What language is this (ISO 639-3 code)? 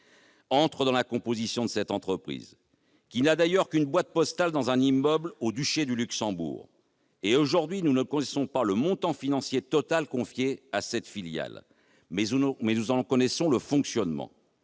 fra